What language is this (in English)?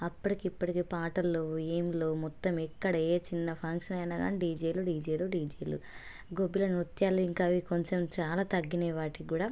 Telugu